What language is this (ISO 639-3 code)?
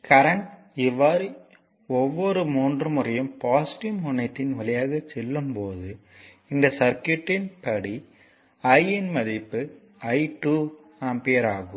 tam